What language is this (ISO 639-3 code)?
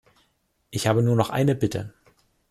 deu